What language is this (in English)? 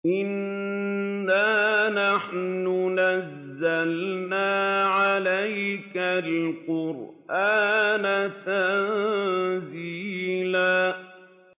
Arabic